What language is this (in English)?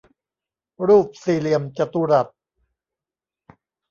Thai